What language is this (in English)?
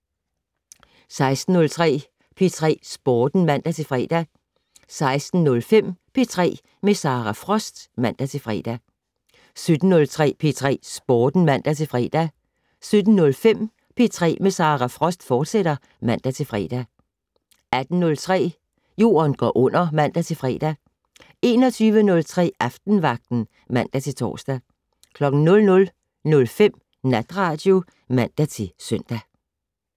Danish